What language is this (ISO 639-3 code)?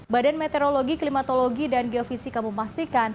ind